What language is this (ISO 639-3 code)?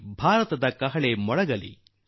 kan